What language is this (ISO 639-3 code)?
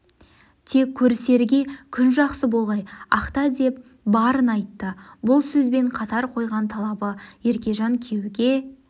kaz